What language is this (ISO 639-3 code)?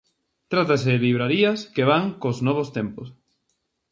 glg